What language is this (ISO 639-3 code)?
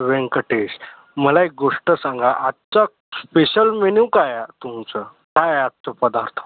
mar